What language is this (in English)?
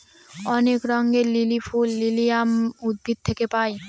Bangla